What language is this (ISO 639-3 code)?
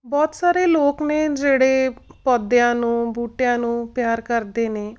pan